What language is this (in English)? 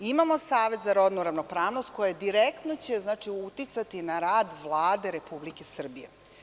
Serbian